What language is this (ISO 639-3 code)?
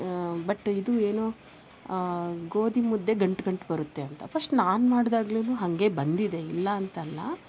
kan